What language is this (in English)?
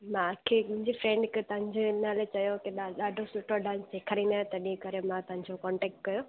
Sindhi